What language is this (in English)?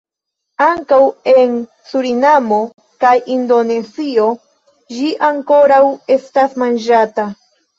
Esperanto